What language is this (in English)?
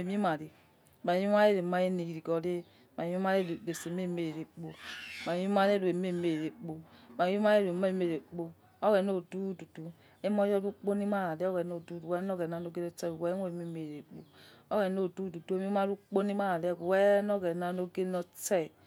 Yekhee